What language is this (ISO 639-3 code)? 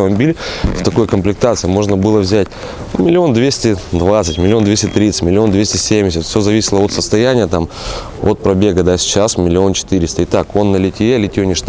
rus